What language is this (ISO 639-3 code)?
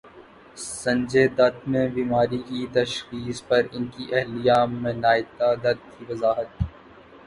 urd